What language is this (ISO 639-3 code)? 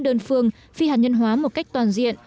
vie